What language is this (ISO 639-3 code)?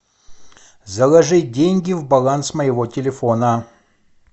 rus